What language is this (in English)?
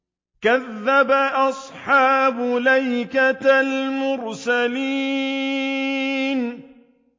Arabic